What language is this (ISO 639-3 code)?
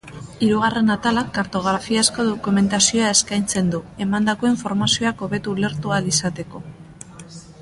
eus